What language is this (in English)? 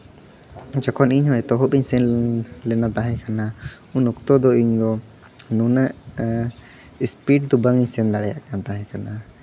Santali